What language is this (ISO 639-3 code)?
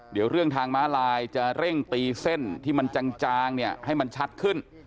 tha